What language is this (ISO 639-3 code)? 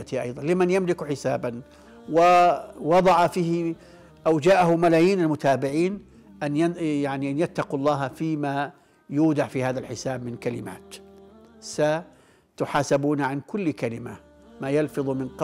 ara